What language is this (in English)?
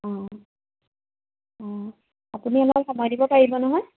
Assamese